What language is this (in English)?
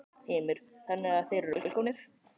Icelandic